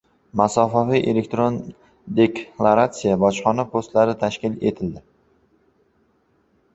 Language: Uzbek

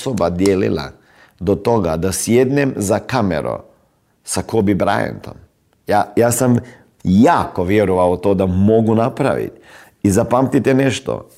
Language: Croatian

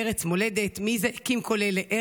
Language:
Hebrew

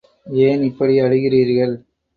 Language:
Tamil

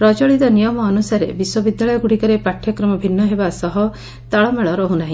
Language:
Odia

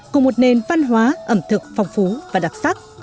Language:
Vietnamese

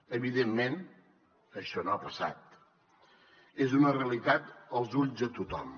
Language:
Catalan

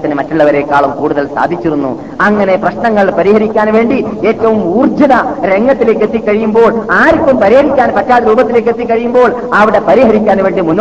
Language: Malayalam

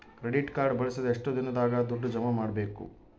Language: Kannada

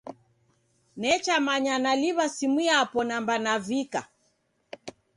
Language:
Taita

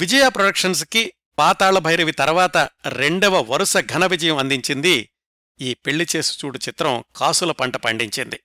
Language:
Telugu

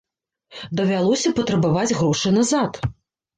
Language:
Belarusian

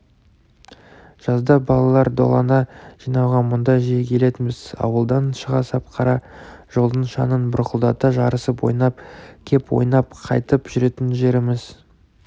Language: Kazakh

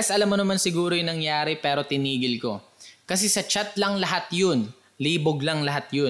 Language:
Filipino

